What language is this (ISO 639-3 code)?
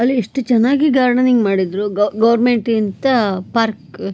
kan